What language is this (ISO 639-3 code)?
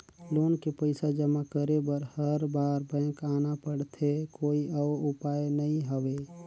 hne